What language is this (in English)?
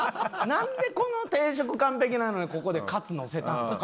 Japanese